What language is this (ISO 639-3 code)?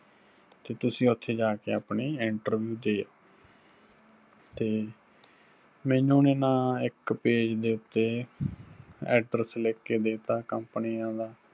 pan